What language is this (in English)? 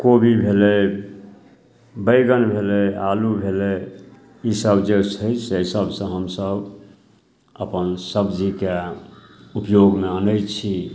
Maithili